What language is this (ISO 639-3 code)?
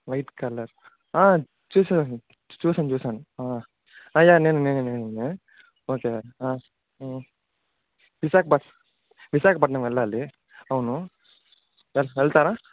tel